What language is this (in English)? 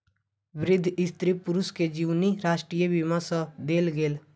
Maithili